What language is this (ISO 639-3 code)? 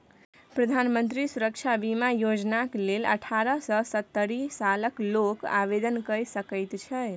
mai